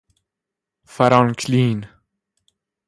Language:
Persian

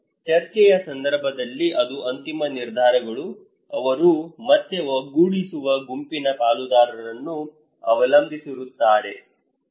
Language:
Kannada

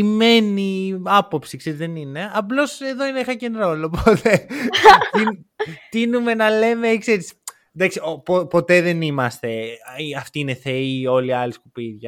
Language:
Greek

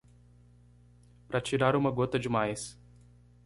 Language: Portuguese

